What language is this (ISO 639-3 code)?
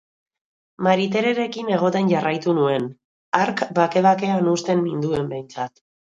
eus